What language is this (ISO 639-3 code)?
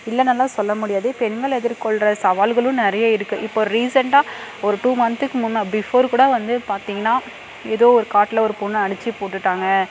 tam